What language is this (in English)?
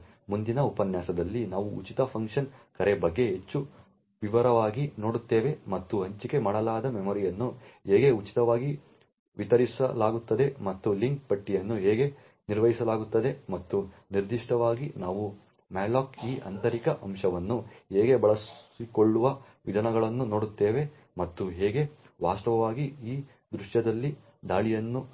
Kannada